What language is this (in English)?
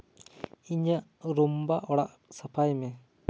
Santali